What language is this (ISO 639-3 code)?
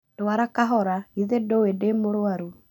kik